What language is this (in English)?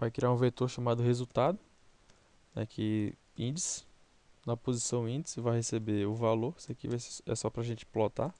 Portuguese